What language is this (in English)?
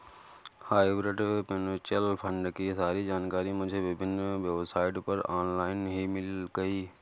Hindi